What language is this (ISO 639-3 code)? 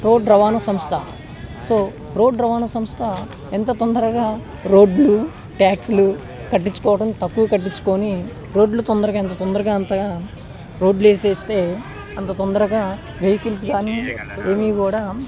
tel